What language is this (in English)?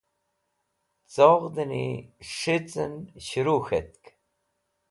Wakhi